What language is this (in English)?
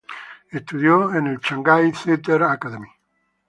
Spanish